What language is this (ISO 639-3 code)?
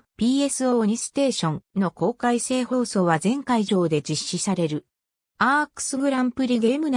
jpn